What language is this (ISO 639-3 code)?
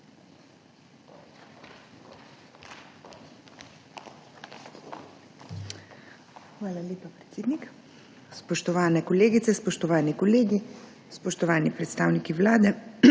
slv